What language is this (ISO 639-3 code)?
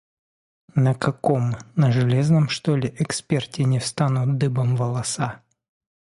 rus